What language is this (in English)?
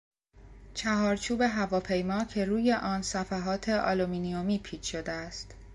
Persian